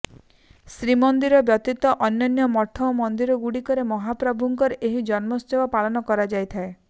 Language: Odia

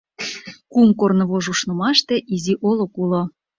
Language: Mari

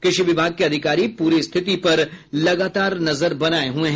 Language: Hindi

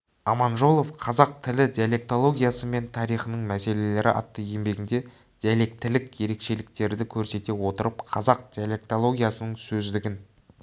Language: Kazakh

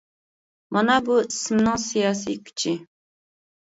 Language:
Uyghur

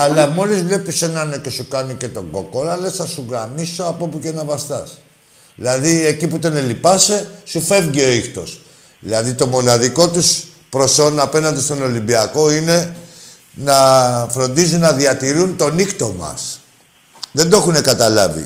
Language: Greek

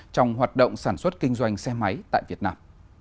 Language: Vietnamese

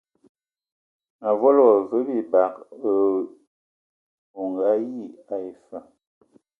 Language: Ewondo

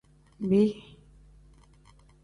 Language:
Tem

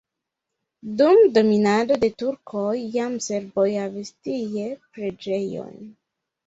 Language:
Esperanto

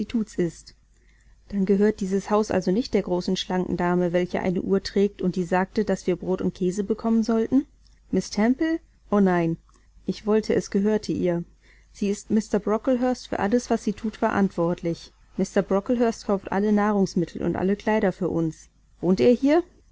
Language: German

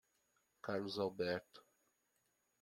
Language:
Portuguese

